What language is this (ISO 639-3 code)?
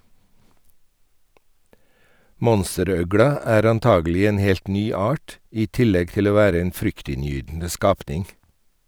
nor